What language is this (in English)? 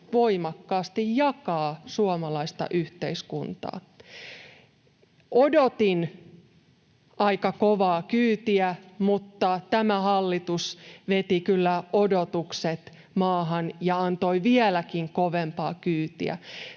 Finnish